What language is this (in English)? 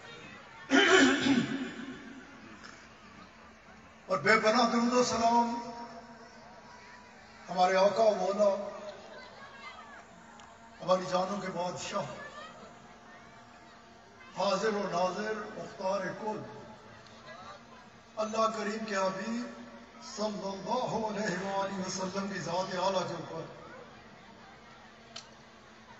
Arabic